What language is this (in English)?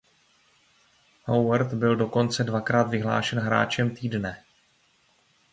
Czech